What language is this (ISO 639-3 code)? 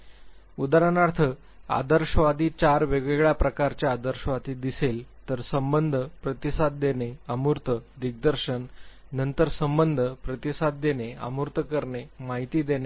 mar